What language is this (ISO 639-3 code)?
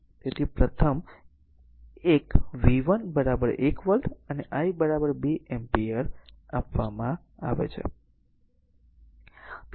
guj